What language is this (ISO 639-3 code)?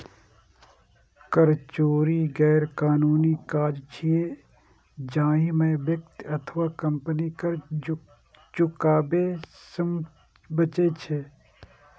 mai